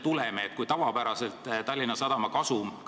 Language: Estonian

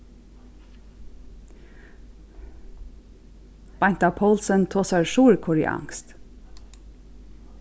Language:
Faroese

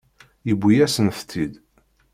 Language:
Kabyle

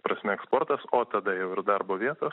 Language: Lithuanian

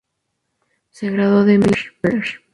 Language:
Spanish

